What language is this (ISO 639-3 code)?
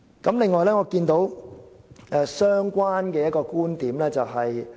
yue